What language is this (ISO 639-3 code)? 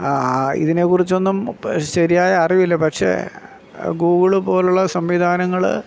mal